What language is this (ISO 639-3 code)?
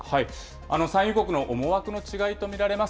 jpn